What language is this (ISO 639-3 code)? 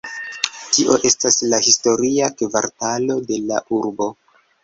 epo